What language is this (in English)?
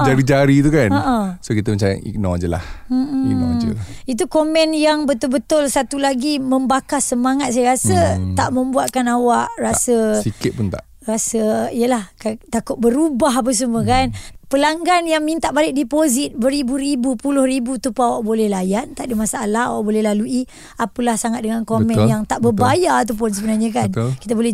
Malay